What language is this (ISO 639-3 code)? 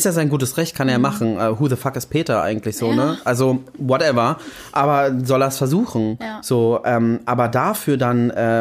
deu